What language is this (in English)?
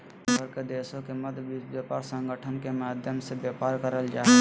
Magahi